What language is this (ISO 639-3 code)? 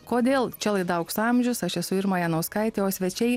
lit